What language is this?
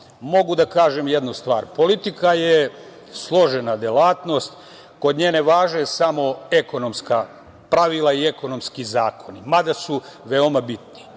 Serbian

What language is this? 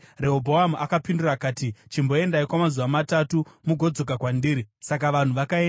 Shona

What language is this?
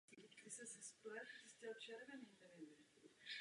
Czech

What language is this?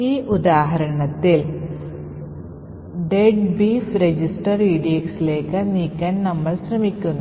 Malayalam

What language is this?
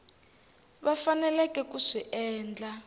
Tsonga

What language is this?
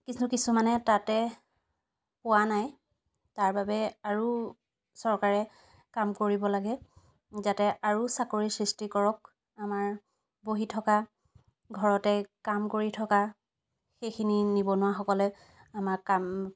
Assamese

